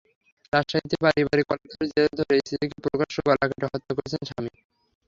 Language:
Bangla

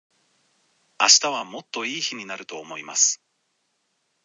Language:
Japanese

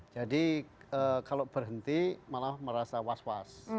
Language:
Indonesian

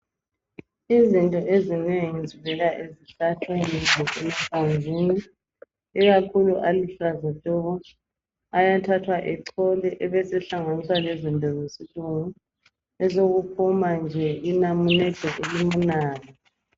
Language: North Ndebele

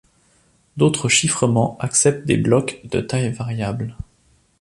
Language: French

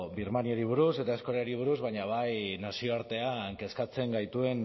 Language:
Basque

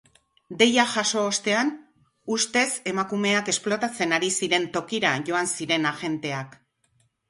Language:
Basque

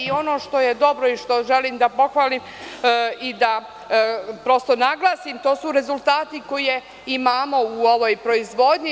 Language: Serbian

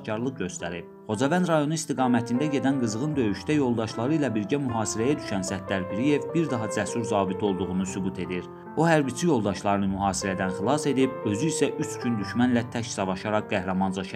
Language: Turkish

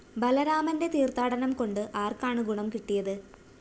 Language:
Malayalam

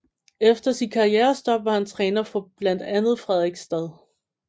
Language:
Danish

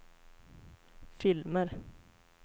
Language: Swedish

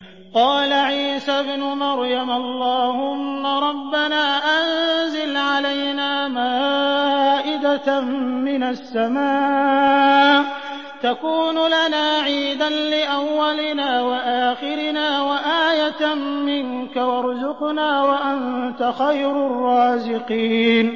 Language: Arabic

